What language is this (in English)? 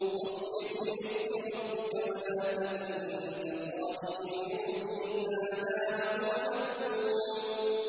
Arabic